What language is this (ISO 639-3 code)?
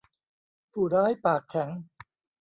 tha